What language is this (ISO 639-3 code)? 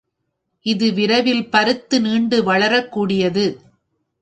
tam